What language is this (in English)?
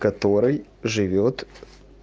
Russian